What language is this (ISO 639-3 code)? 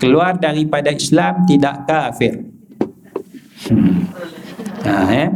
msa